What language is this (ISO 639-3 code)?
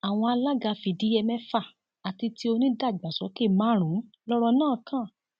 yor